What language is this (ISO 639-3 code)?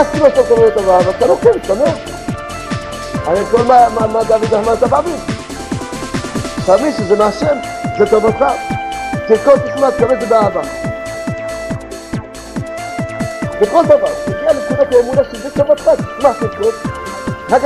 heb